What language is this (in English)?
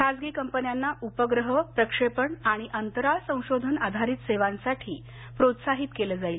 Marathi